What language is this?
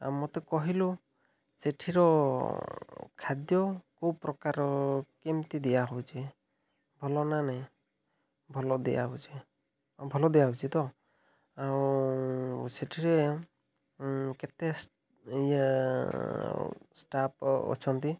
Odia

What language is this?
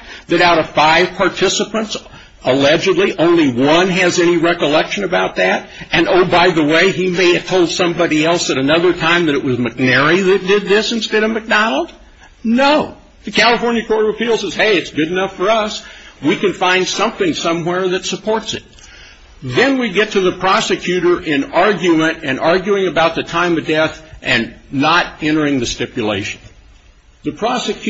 English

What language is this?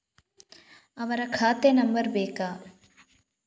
Kannada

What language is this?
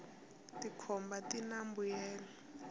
Tsonga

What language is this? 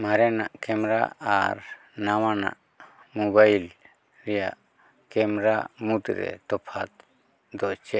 Santali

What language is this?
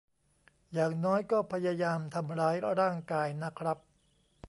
Thai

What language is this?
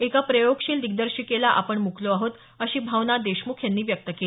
Marathi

